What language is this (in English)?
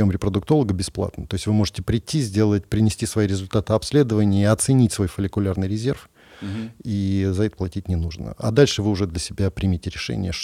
Russian